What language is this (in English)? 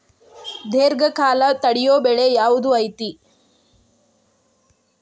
Kannada